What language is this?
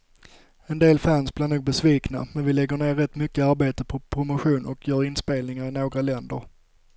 Swedish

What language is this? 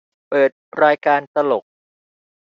Thai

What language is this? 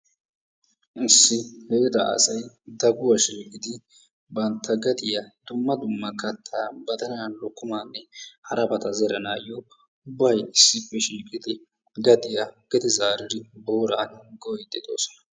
Wolaytta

